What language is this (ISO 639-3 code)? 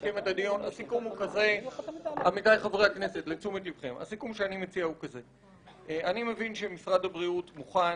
heb